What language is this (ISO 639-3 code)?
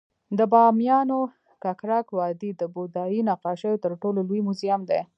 pus